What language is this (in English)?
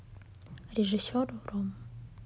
Russian